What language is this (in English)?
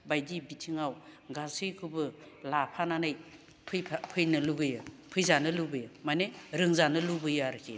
Bodo